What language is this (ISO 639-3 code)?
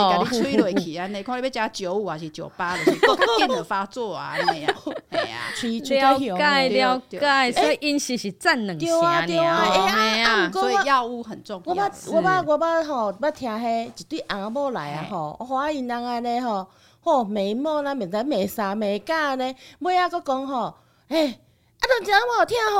zho